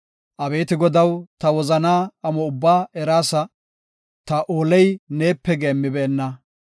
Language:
Gofa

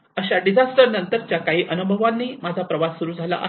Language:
Marathi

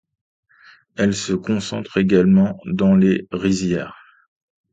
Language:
French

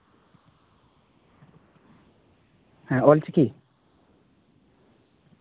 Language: Santali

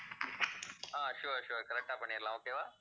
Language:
Tamil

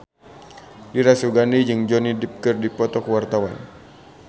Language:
Sundanese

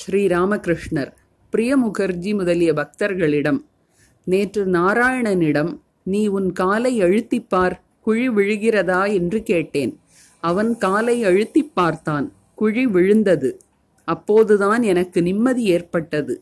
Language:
Tamil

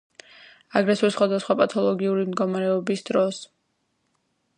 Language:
Georgian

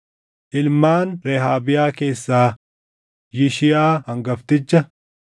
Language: Oromo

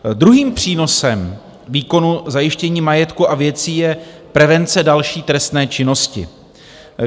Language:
Czech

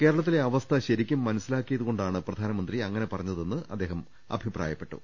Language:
Malayalam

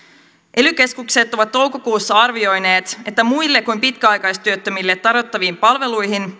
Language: Finnish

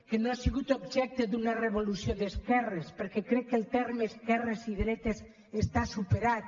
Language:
Catalan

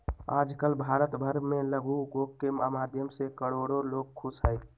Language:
Magahi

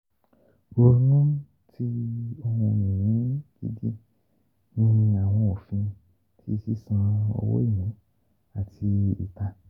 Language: Yoruba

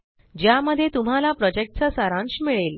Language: Marathi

